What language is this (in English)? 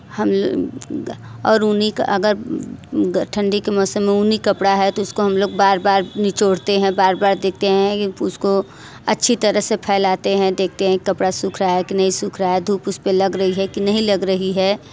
Hindi